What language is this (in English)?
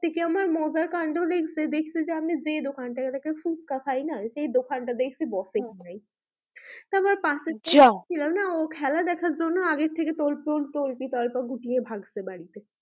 Bangla